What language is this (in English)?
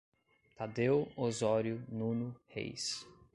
Portuguese